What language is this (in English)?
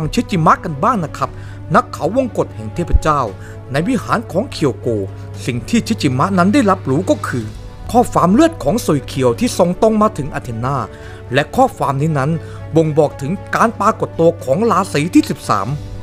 Thai